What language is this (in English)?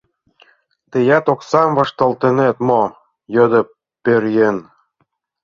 Mari